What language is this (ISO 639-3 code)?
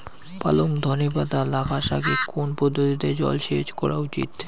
ben